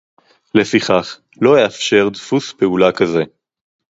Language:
Hebrew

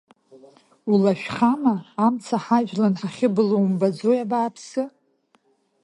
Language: Abkhazian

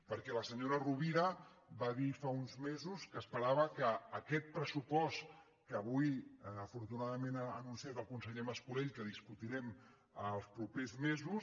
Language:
Catalan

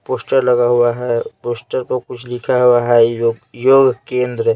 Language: Hindi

